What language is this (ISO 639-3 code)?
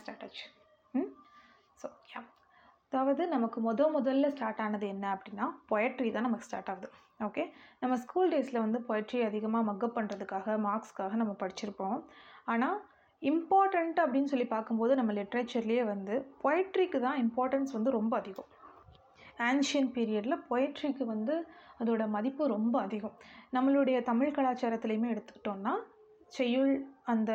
tam